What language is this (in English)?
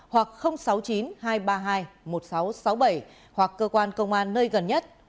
Vietnamese